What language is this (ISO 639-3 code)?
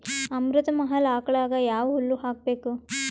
kan